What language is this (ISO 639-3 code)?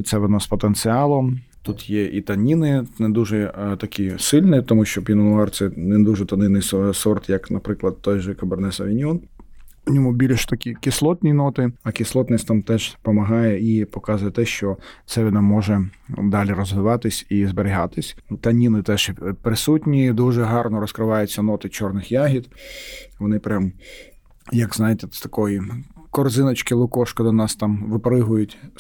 ukr